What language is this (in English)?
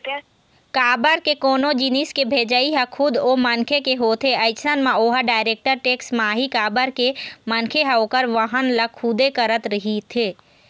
Chhattisgarhi